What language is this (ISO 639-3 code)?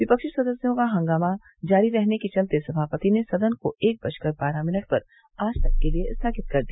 hin